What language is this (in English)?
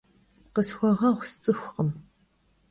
Kabardian